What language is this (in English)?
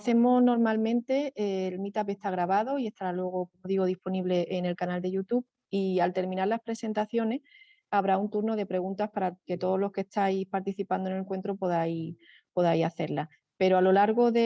Spanish